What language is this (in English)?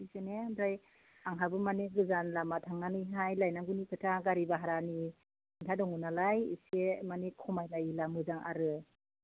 Bodo